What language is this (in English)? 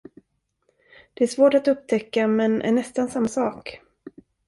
Swedish